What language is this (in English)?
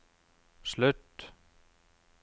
Norwegian